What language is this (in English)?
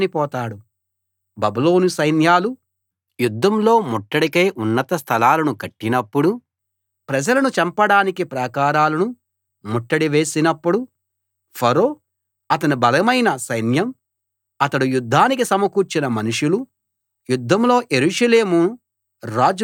Telugu